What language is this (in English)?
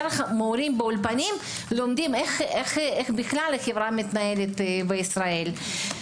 Hebrew